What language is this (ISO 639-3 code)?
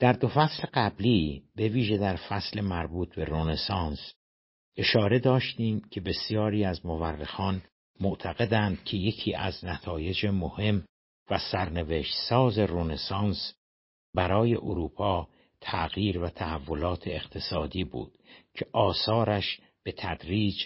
fas